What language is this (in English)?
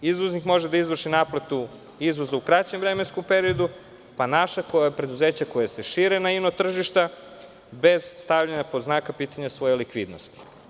Serbian